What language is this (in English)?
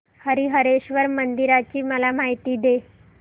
Marathi